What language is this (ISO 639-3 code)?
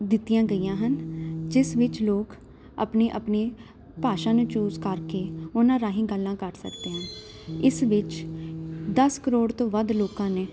pan